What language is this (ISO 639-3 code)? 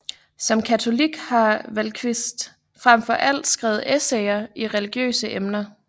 dan